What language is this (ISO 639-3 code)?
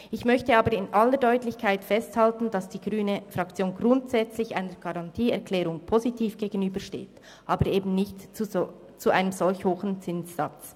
gsw